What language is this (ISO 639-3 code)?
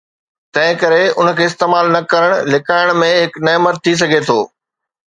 snd